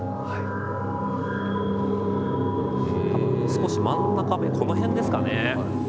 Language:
Japanese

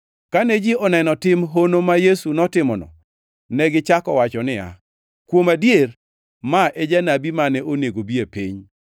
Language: Luo (Kenya and Tanzania)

